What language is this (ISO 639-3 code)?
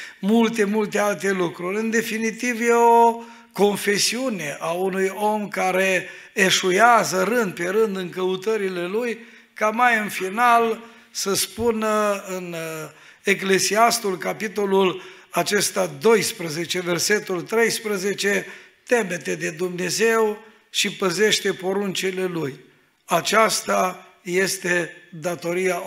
ron